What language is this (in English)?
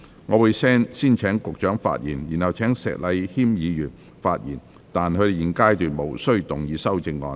Cantonese